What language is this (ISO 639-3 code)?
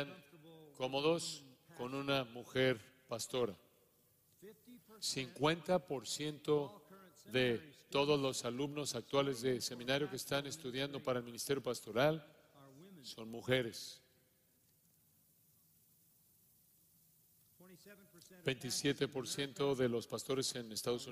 spa